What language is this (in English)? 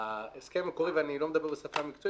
Hebrew